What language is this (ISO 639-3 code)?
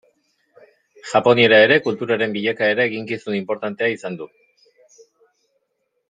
eus